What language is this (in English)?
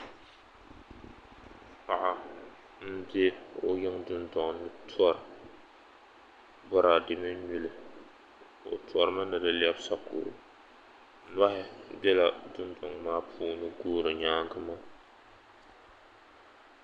Dagbani